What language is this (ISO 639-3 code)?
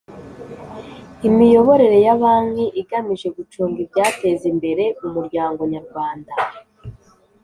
kin